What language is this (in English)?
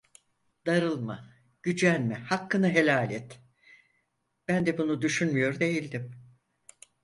Turkish